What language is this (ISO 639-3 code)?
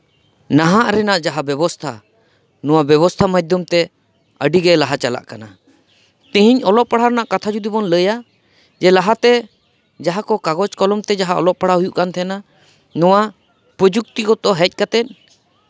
sat